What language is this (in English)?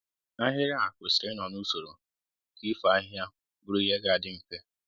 Igbo